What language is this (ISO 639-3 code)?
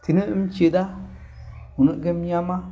sat